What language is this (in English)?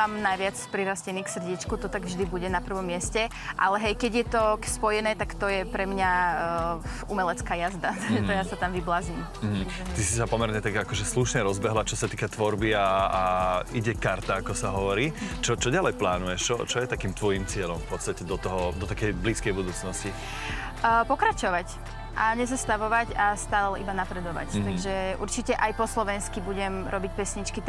Slovak